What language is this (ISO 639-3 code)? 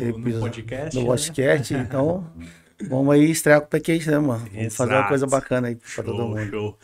por